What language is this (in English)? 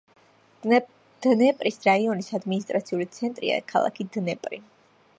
Georgian